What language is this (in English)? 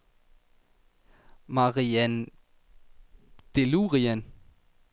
Danish